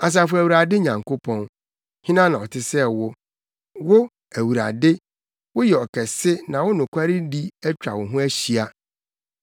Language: Akan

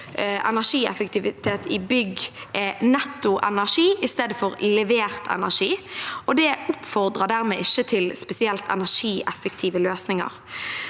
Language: Norwegian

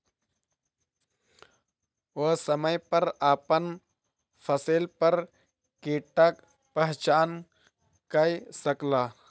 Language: Maithili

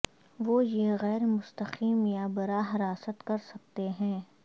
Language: Urdu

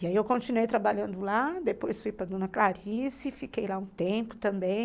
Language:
Portuguese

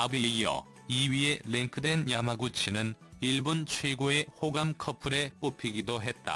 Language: Korean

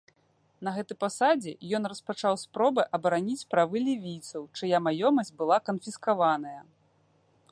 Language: Belarusian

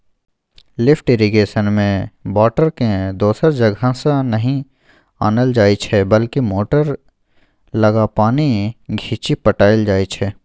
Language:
Maithili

